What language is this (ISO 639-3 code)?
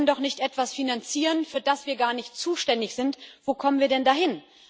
deu